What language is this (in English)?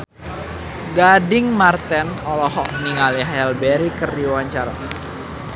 Sundanese